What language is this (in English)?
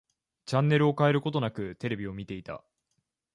Japanese